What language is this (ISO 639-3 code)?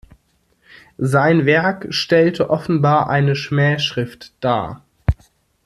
deu